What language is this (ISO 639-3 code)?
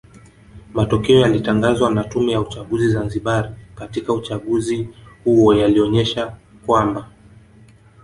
swa